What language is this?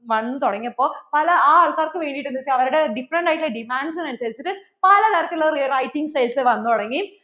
Malayalam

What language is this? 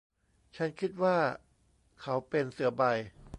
Thai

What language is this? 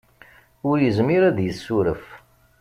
Kabyle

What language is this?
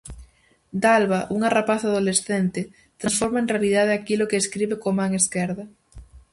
Galician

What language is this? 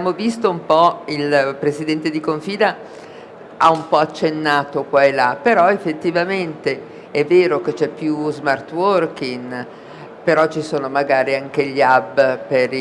Italian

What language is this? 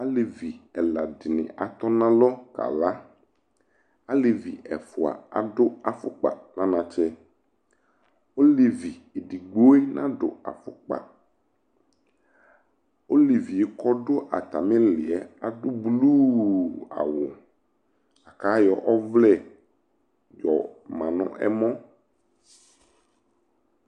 Ikposo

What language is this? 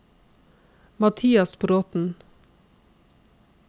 Norwegian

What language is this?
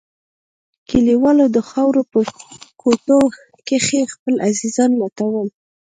Pashto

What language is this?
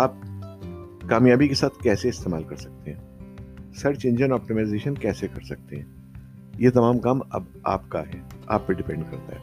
Urdu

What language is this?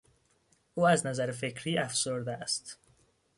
Persian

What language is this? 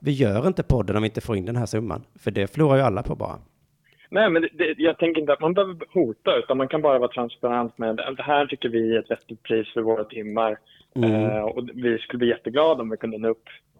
Swedish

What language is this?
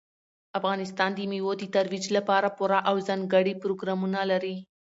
Pashto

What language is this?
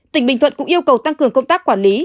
Vietnamese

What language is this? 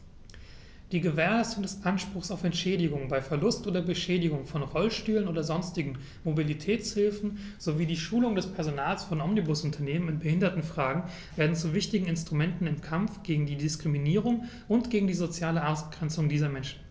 German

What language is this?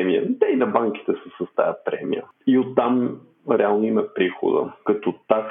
Bulgarian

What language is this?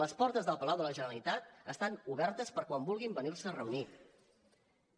Catalan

